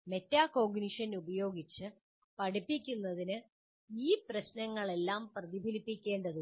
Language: Malayalam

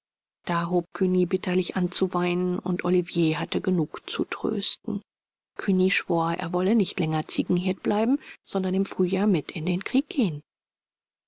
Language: German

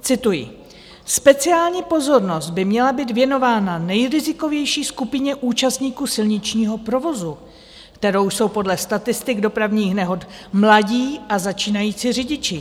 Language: Czech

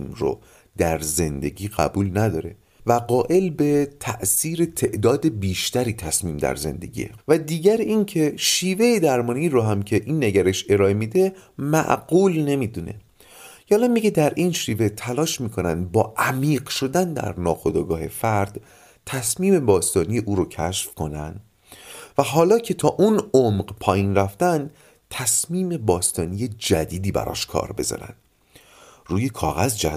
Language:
Persian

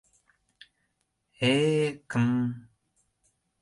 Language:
Mari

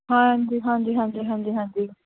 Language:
Punjabi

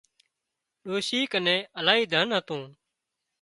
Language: Wadiyara Koli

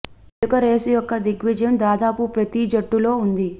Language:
Telugu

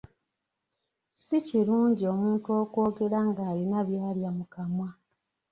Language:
Ganda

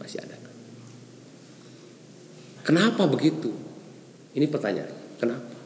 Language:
Indonesian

